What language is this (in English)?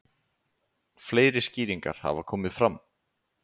Icelandic